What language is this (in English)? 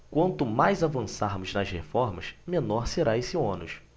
Portuguese